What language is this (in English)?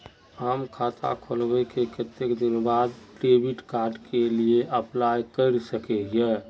Magahi